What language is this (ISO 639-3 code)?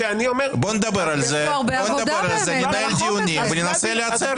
heb